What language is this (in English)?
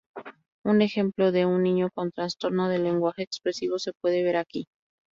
Spanish